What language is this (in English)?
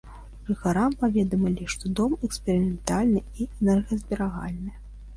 Belarusian